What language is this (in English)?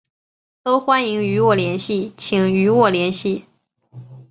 Chinese